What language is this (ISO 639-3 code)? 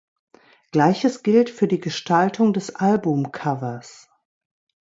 deu